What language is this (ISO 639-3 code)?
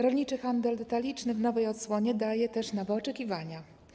pol